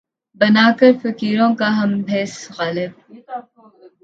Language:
Urdu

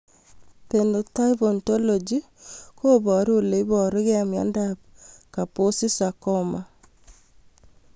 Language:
Kalenjin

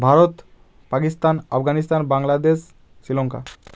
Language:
Bangla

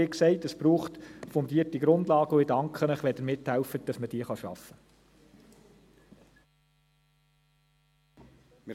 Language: Swiss German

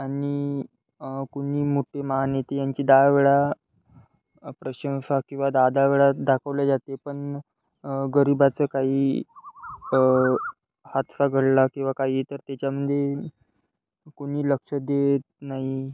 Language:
Marathi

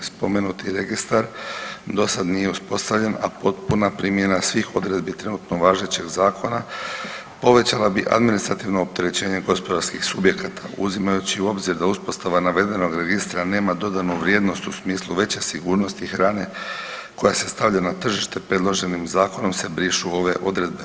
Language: Croatian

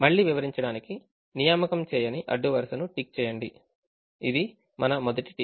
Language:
Telugu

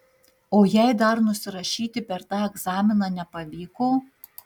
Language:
Lithuanian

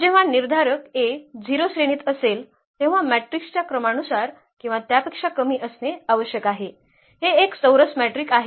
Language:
Marathi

